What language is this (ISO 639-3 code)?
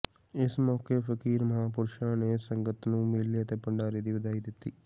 pan